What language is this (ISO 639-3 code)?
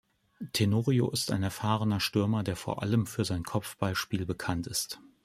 deu